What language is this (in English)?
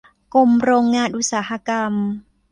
Thai